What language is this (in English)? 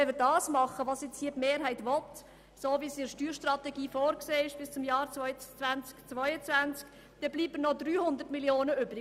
Swiss German